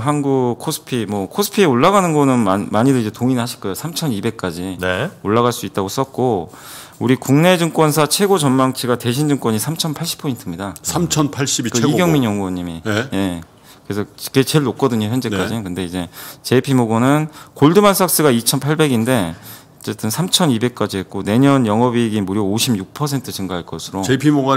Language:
Korean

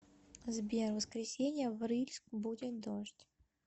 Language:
Russian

